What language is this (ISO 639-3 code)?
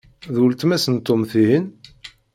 kab